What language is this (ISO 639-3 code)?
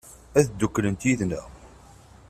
kab